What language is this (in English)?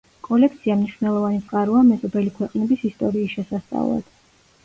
Georgian